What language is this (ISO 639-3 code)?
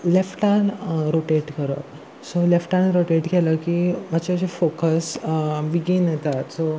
kok